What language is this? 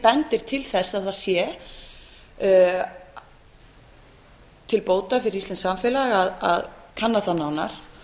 Icelandic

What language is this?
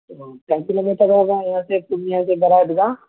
Urdu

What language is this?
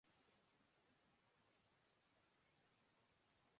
Urdu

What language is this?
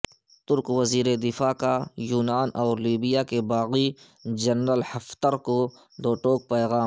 Urdu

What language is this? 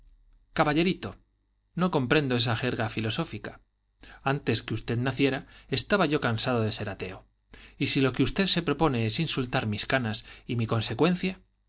Spanish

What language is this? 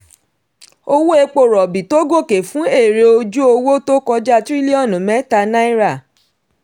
Yoruba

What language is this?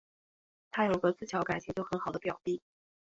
Chinese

